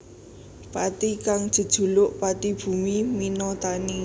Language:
Javanese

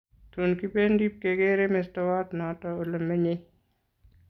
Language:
Kalenjin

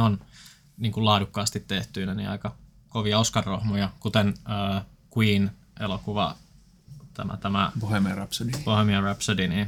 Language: Finnish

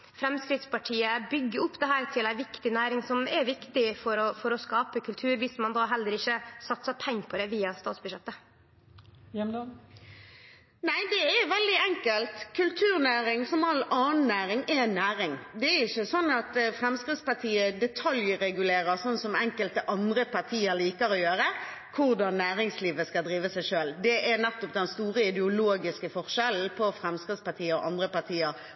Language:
Norwegian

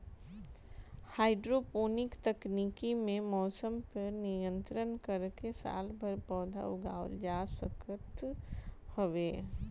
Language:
Bhojpuri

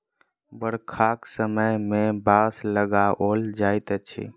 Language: Maithili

